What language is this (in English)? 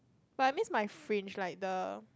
English